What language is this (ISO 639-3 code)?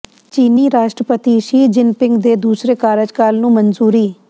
pan